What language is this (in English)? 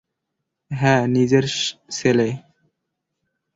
Bangla